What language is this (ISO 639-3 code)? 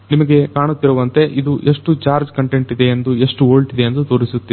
kan